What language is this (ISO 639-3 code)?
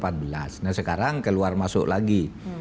ind